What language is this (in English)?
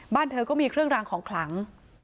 Thai